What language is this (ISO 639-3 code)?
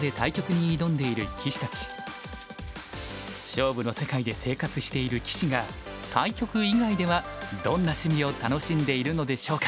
jpn